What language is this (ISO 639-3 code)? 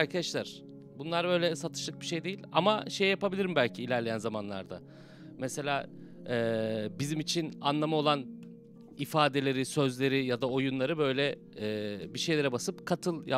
tur